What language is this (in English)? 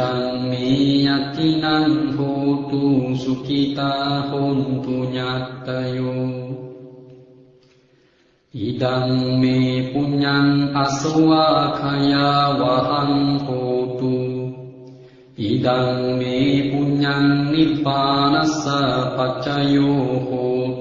Vietnamese